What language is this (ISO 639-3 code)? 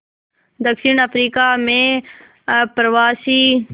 hin